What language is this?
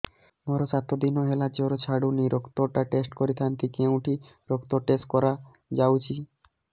Odia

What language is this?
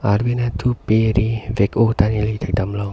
Karbi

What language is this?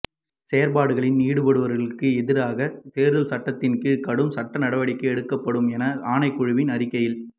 Tamil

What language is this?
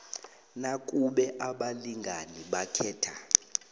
South Ndebele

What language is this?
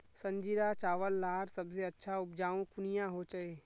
Magahi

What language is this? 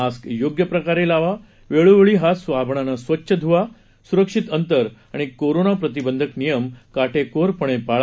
Marathi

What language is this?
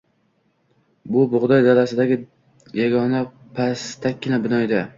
Uzbek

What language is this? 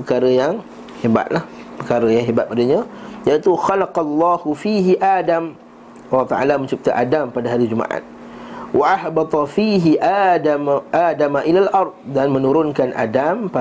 Malay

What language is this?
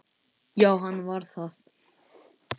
Icelandic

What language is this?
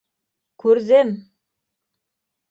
Bashkir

